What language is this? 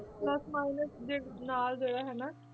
Punjabi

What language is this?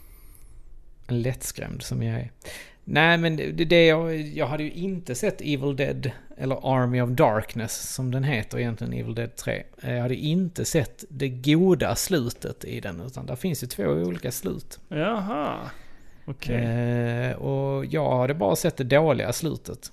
Swedish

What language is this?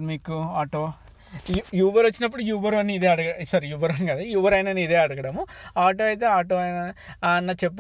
Telugu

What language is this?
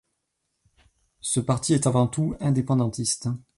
French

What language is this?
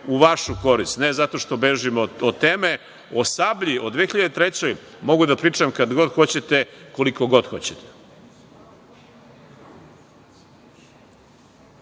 Serbian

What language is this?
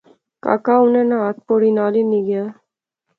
Pahari-Potwari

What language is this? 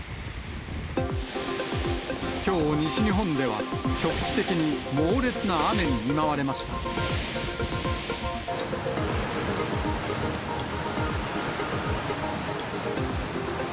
Japanese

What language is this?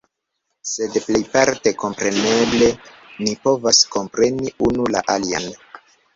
Esperanto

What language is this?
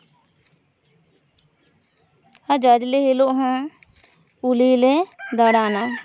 Santali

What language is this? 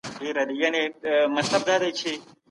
Pashto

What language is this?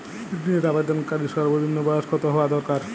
Bangla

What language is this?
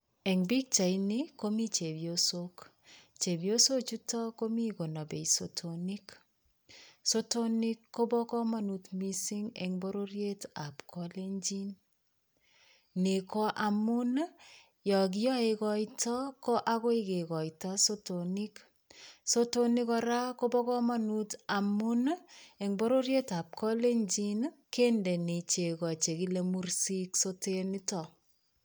Kalenjin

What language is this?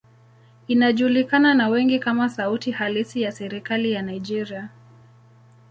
Swahili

